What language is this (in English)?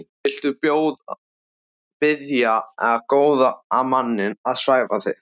Icelandic